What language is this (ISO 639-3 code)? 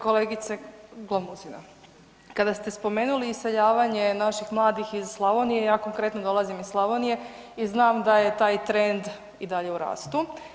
hrv